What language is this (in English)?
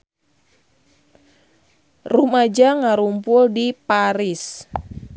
Sundanese